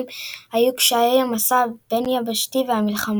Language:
Hebrew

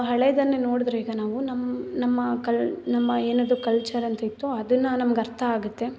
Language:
Kannada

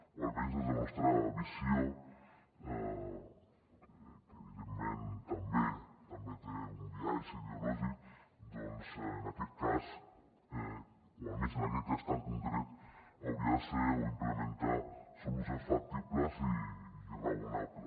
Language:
Catalan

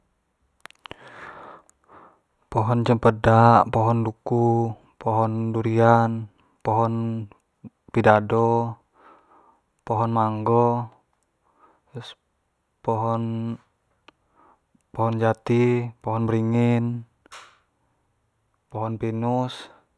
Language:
Jambi Malay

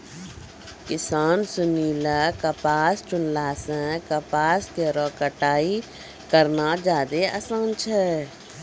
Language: Maithili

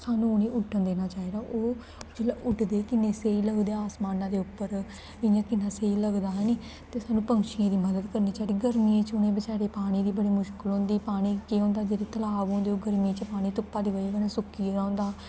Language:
Dogri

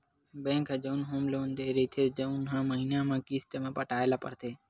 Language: Chhattisgarhi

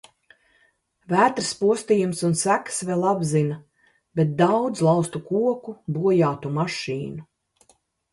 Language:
Latvian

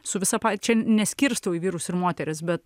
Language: Lithuanian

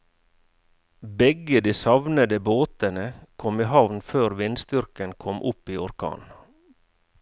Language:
Norwegian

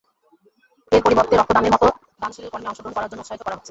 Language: Bangla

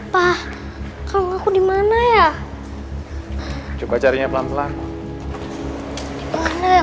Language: Indonesian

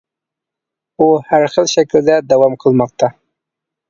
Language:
Uyghur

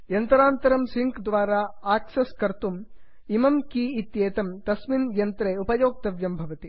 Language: Sanskrit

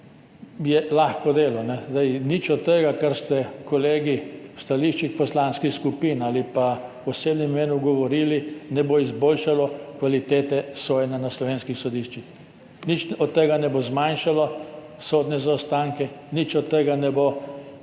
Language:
Slovenian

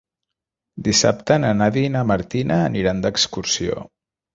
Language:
Catalan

